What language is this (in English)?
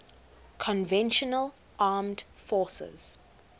English